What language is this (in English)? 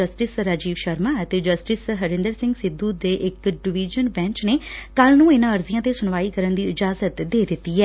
Punjabi